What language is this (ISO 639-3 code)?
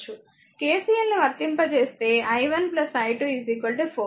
tel